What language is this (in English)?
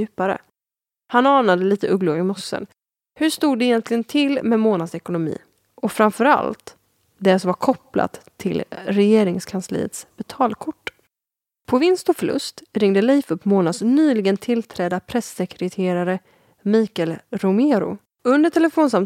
Swedish